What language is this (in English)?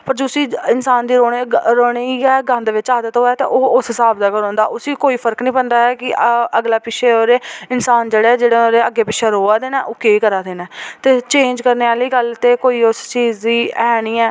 Dogri